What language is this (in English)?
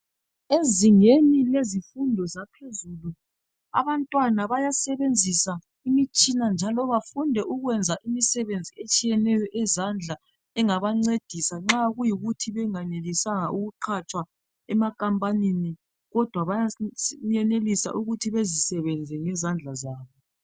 North Ndebele